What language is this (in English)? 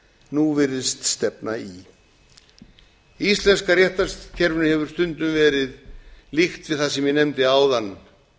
Icelandic